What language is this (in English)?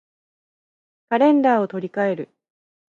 Japanese